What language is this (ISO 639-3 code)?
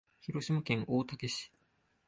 jpn